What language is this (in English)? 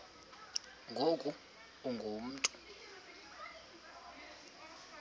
Xhosa